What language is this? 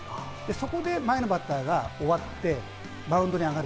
Japanese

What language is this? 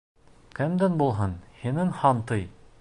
Bashkir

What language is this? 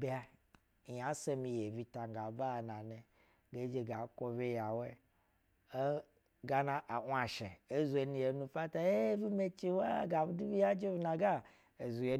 Basa (Nigeria)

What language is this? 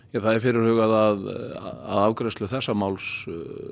Icelandic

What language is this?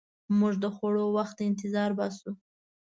Pashto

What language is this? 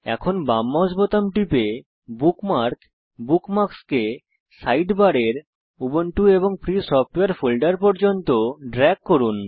Bangla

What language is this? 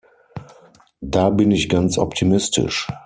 German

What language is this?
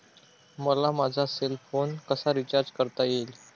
Marathi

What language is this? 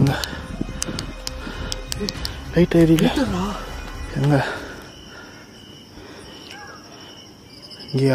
Korean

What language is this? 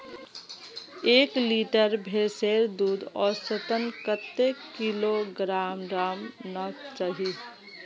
Magahi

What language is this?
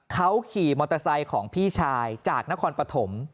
Thai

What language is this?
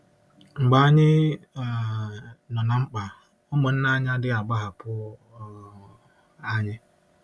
Igbo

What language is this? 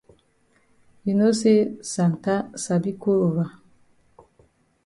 Cameroon Pidgin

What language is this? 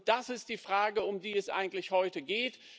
German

